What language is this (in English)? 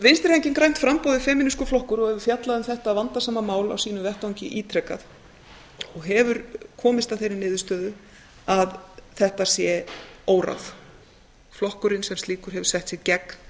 Icelandic